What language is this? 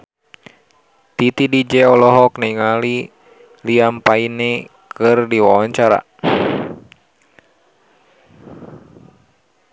Sundanese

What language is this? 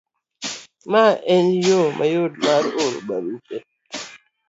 Luo (Kenya and Tanzania)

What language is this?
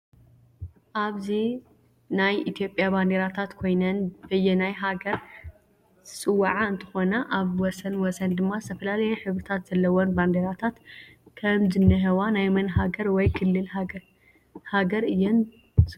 Tigrinya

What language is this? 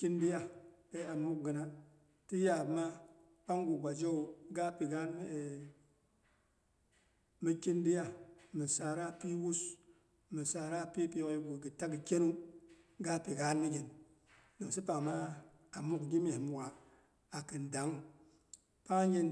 Boghom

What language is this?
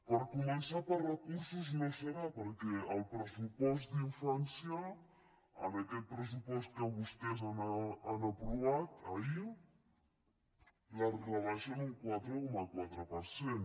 Catalan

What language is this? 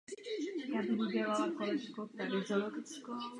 Czech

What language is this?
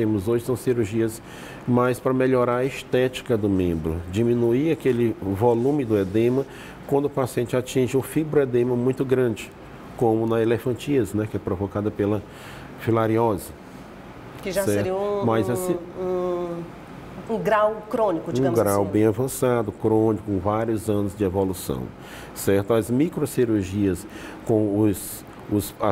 Portuguese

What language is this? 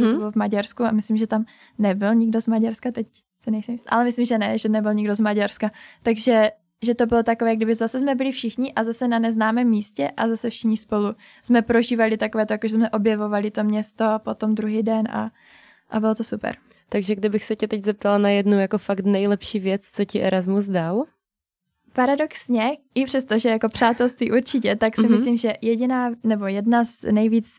Czech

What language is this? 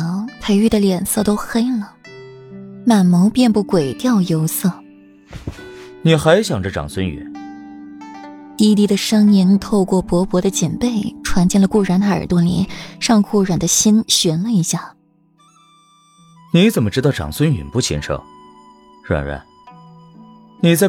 Chinese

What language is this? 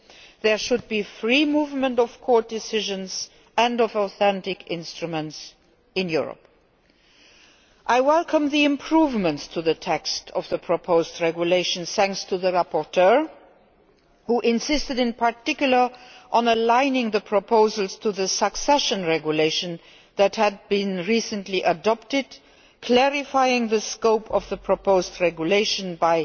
English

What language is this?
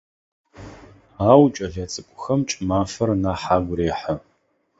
Adyghe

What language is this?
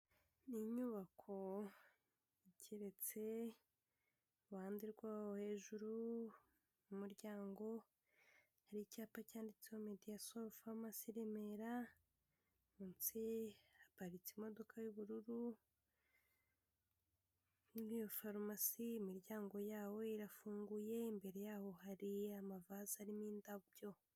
Kinyarwanda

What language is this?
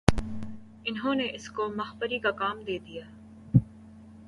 Urdu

